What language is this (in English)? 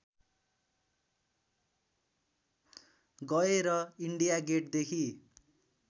Nepali